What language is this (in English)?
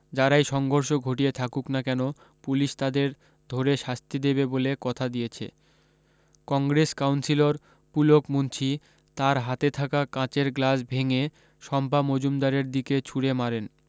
Bangla